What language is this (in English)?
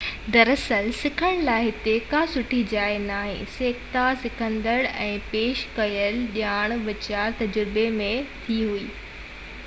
Sindhi